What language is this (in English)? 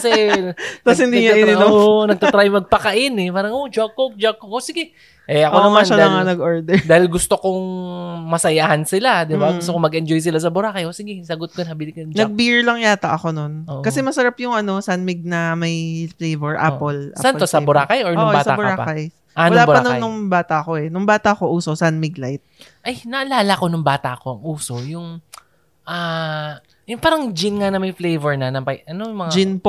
Filipino